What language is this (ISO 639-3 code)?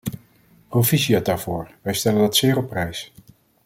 nld